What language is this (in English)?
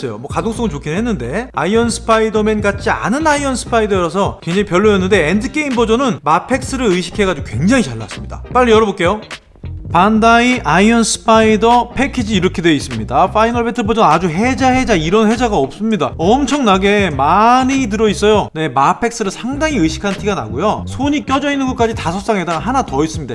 Korean